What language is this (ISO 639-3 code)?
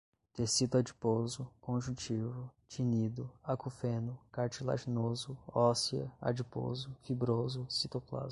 por